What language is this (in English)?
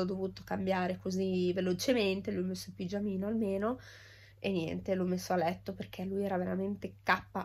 Italian